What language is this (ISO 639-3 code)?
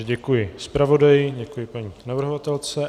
ces